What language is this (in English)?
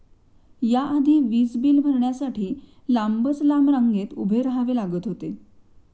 Marathi